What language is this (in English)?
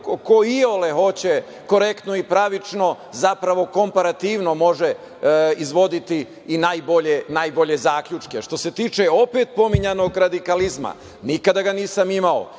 Serbian